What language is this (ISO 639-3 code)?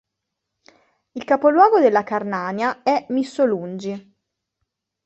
ita